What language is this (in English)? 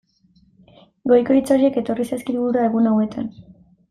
Basque